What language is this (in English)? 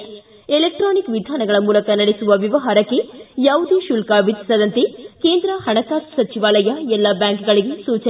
Kannada